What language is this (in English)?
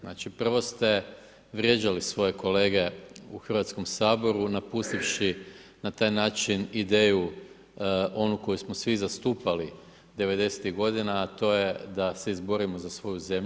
Croatian